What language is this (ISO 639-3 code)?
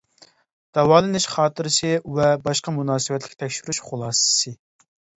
uig